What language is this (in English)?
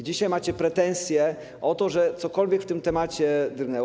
Polish